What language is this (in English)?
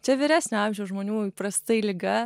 Lithuanian